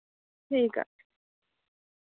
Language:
Dogri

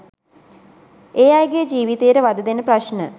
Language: Sinhala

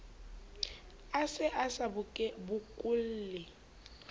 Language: Southern Sotho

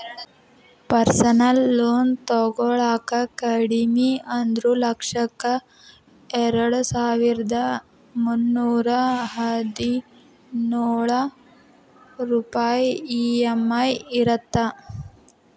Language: Kannada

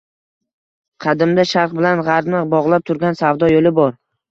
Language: Uzbek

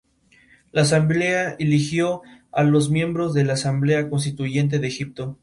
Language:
Spanish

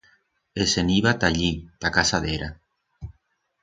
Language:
Aragonese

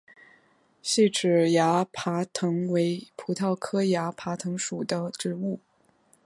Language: Chinese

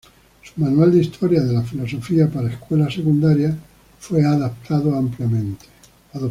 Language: Spanish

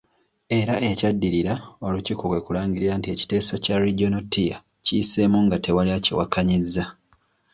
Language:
Ganda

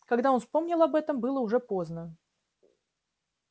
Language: Russian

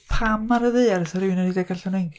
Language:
Welsh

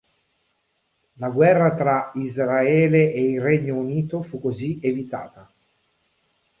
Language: Italian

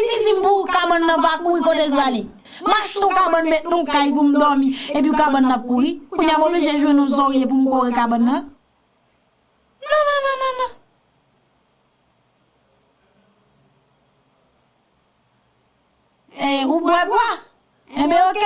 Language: French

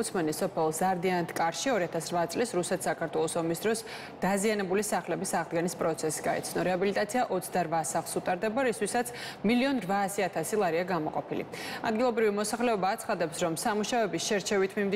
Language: Romanian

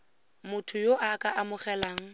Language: Tswana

